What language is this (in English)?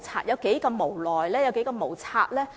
Cantonese